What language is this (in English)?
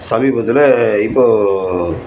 Tamil